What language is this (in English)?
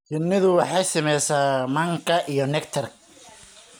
Somali